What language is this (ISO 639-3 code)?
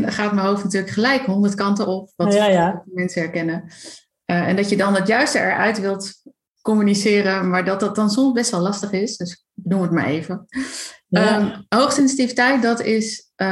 nld